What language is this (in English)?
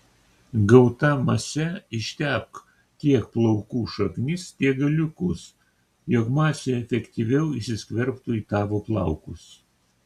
Lithuanian